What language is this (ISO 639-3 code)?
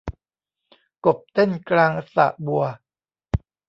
tha